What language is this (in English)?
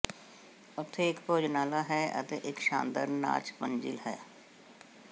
Punjabi